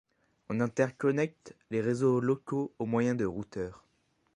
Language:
French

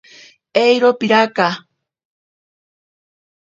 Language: Ashéninka Perené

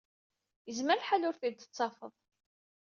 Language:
Kabyle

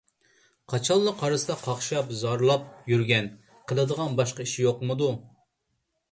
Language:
Uyghur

